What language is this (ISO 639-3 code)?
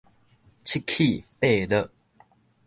nan